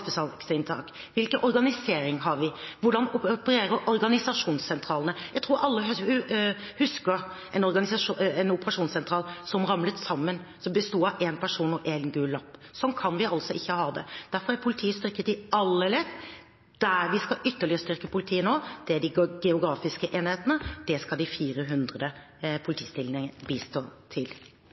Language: Norwegian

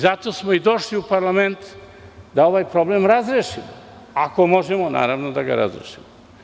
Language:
Serbian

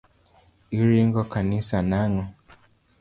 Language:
Luo (Kenya and Tanzania)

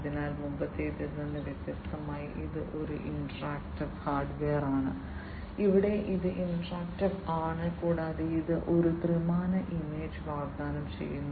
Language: Malayalam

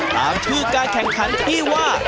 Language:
Thai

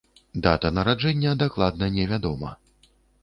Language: Belarusian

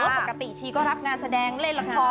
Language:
Thai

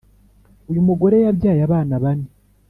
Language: Kinyarwanda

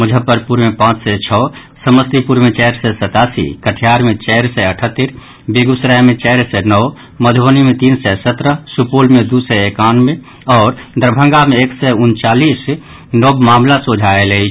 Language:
Maithili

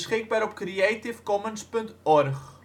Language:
Dutch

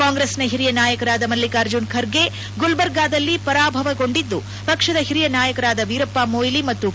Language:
Kannada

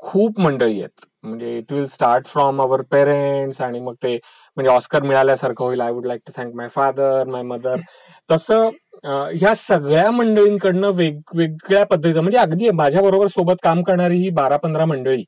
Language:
Marathi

